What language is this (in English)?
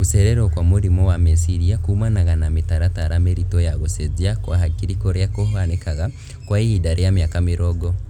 Kikuyu